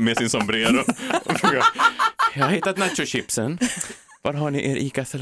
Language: Swedish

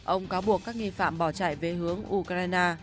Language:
Vietnamese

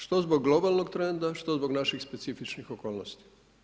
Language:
Croatian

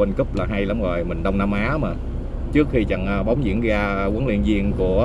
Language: Vietnamese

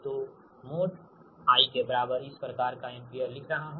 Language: Hindi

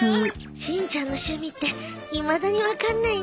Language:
Japanese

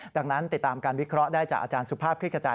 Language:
Thai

